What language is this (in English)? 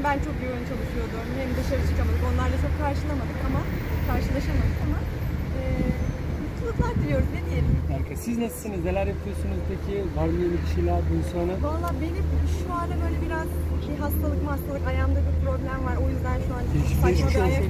Turkish